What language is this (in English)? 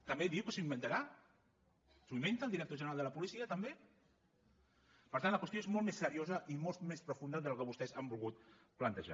Catalan